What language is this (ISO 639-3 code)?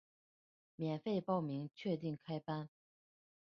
zho